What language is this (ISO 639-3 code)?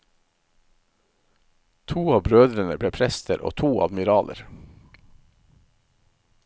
nor